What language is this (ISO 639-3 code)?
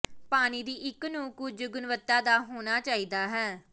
pan